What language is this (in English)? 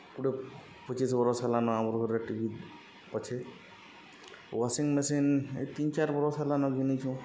Odia